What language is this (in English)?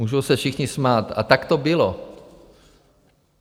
Czech